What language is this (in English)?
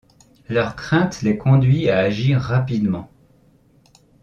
French